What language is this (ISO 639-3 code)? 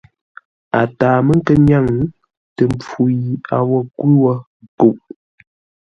nla